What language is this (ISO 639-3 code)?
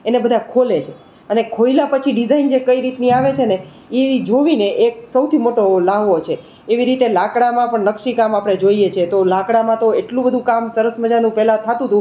guj